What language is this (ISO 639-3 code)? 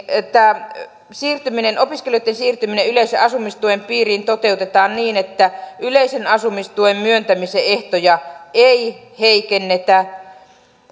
fin